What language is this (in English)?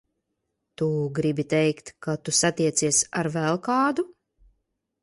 Latvian